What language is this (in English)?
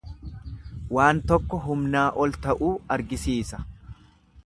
Oromo